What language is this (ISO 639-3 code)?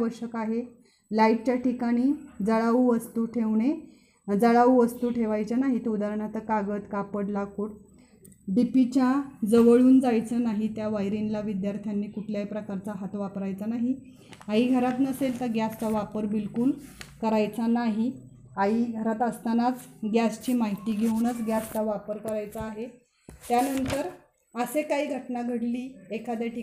mar